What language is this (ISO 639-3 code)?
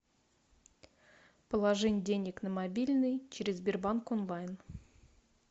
rus